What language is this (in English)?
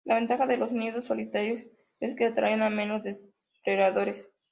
Spanish